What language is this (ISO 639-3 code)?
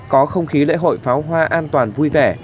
vie